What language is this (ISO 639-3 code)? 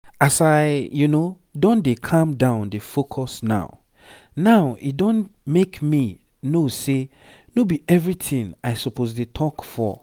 pcm